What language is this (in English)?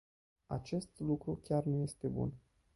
Romanian